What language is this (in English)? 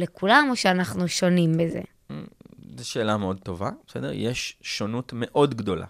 Hebrew